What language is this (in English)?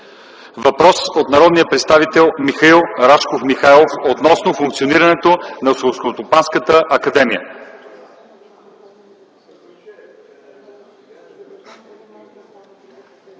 Bulgarian